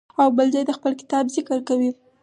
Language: Pashto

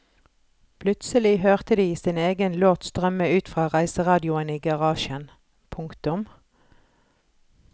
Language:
Norwegian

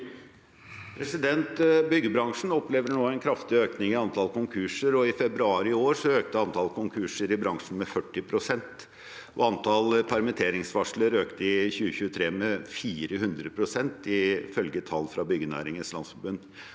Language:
Norwegian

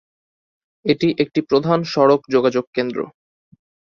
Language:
Bangla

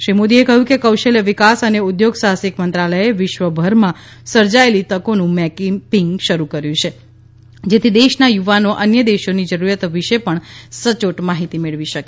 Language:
Gujarati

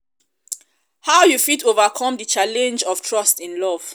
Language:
Nigerian Pidgin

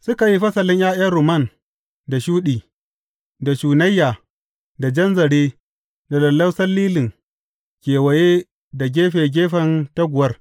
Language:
Hausa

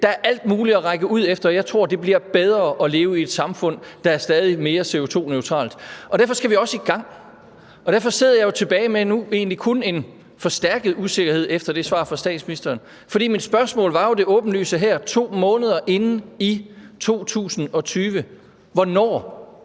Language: Danish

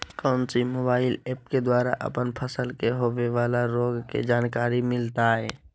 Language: Magahi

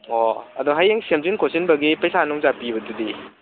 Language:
Manipuri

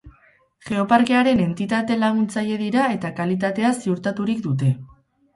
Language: Basque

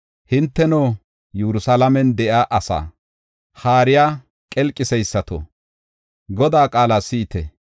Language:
Gofa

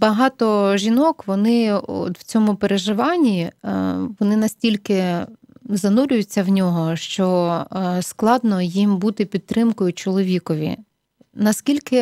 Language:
Ukrainian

